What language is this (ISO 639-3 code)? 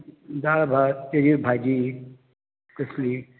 kok